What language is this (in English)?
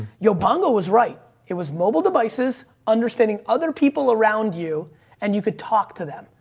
English